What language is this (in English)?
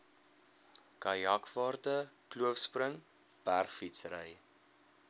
Afrikaans